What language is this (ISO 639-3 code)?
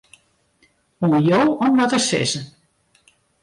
fry